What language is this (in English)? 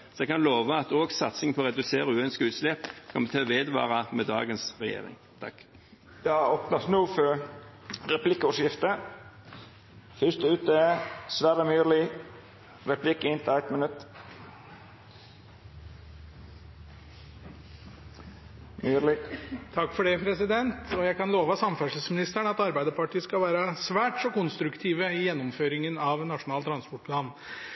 Norwegian